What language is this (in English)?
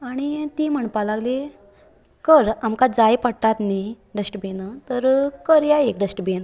Konkani